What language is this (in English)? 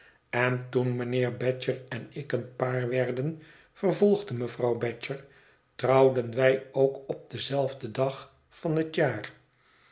Dutch